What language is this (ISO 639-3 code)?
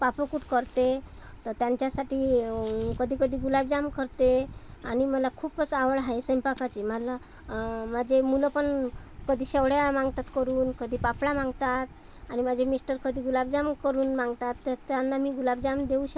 mar